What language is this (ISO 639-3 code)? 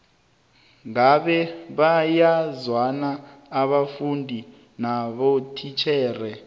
nbl